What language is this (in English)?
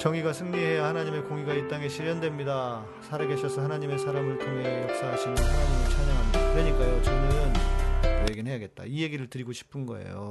Korean